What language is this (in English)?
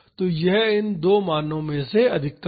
Hindi